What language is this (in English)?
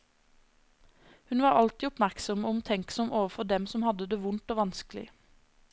Norwegian